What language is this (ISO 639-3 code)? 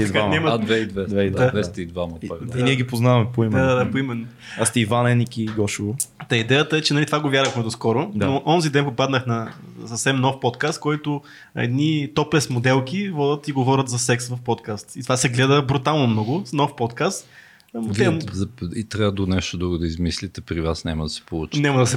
bul